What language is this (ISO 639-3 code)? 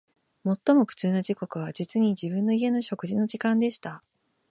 jpn